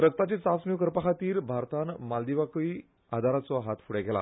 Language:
Konkani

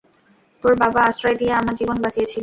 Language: Bangla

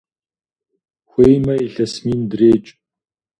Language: Kabardian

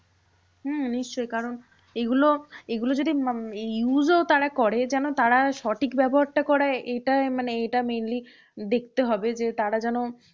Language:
Bangla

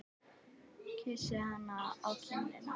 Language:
Icelandic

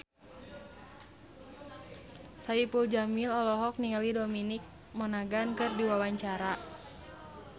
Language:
Sundanese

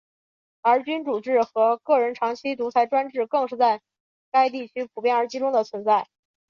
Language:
Chinese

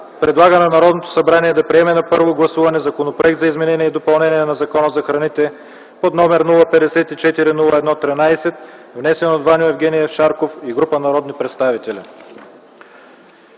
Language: Bulgarian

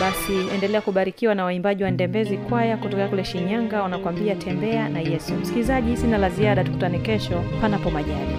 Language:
Swahili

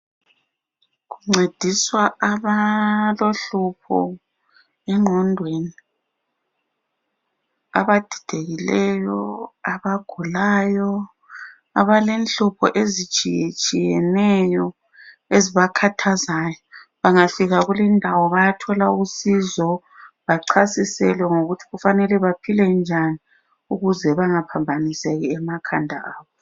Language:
North Ndebele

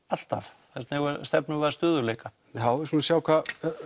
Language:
Icelandic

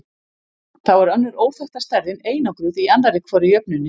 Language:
Icelandic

